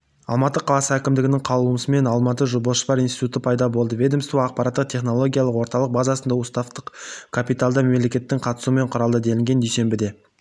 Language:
Kazakh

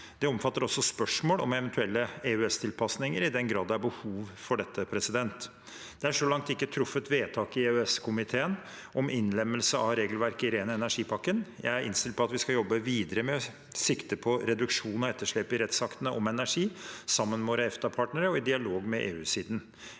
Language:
Norwegian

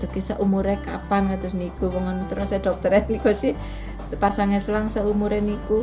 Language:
Indonesian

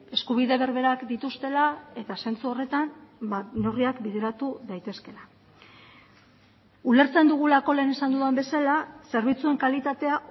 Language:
Basque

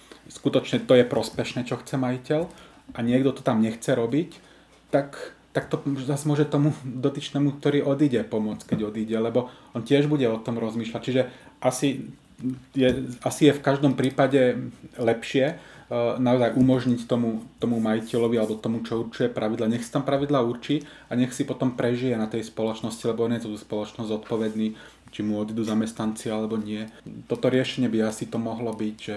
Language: Czech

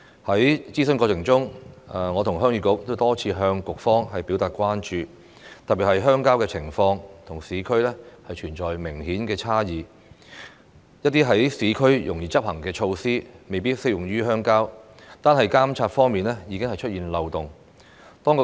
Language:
Cantonese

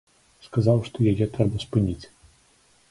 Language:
Belarusian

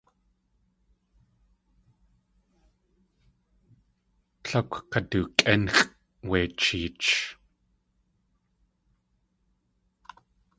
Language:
Tlingit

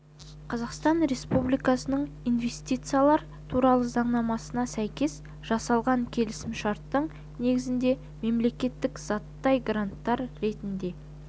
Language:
Kazakh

